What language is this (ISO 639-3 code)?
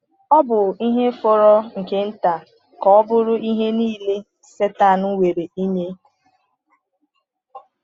ibo